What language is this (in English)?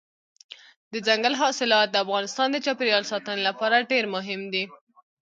Pashto